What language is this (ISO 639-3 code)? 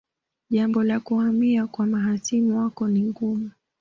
swa